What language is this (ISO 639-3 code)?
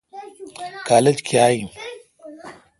xka